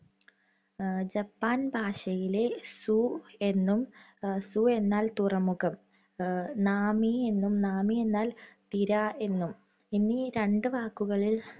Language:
Malayalam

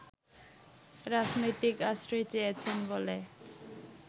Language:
Bangla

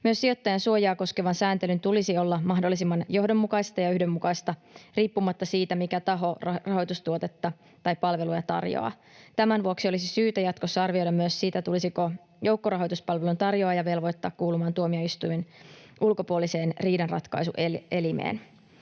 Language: Finnish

